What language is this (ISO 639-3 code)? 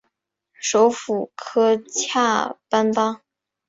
zho